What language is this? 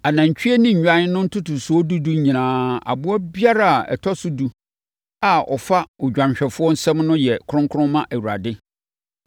Akan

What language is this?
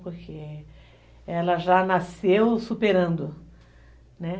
Portuguese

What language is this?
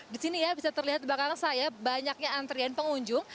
Indonesian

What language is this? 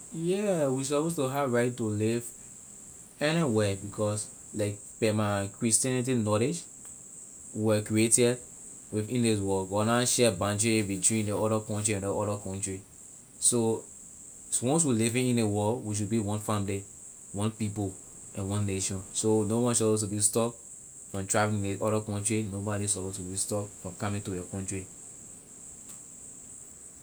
Liberian English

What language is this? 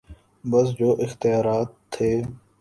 Urdu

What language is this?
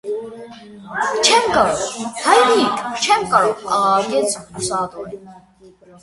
Armenian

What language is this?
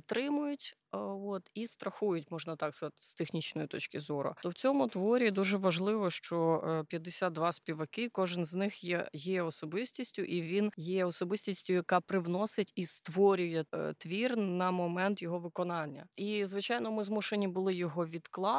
Ukrainian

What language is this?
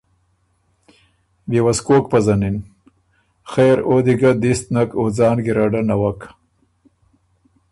Ormuri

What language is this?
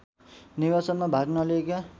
Nepali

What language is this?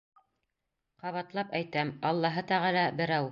Bashkir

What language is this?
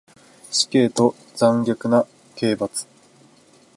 Japanese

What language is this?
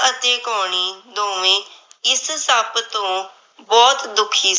Punjabi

